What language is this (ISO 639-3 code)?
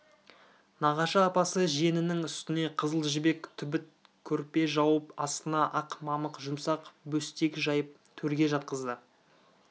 kaz